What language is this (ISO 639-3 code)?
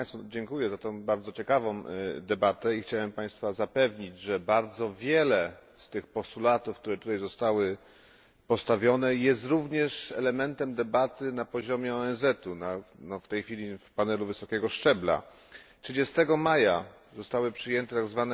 pol